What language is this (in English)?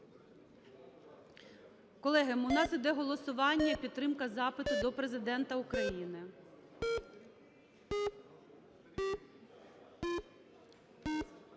Ukrainian